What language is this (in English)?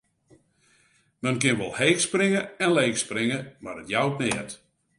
Western Frisian